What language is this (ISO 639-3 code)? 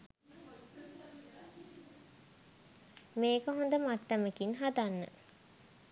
sin